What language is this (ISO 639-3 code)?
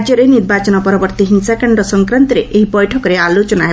ori